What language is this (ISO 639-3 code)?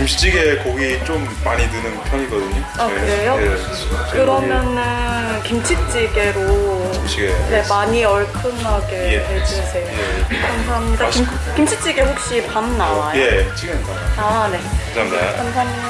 kor